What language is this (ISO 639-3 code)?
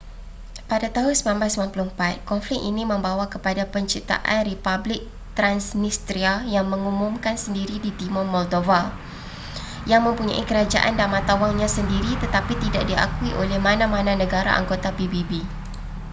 msa